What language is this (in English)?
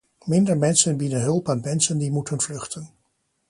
Dutch